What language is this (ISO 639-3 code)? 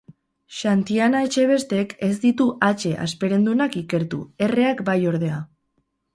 eus